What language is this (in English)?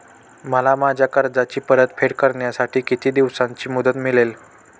Marathi